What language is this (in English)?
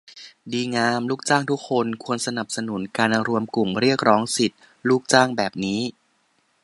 Thai